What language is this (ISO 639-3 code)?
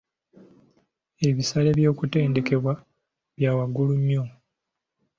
lug